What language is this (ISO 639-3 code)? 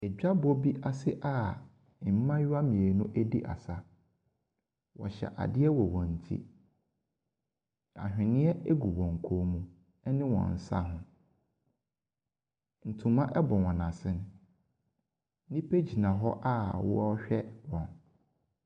aka